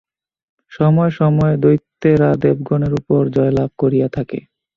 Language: Bangla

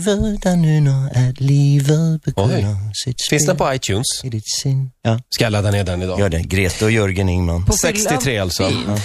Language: Swedish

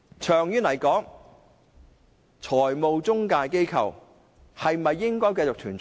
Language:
Cantonese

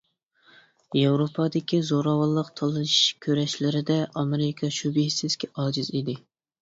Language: Uyghur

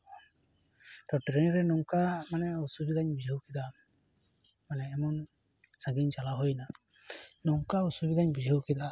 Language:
Santali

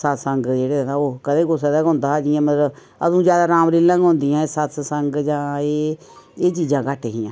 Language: Dogri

